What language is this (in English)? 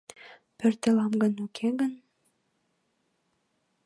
Mari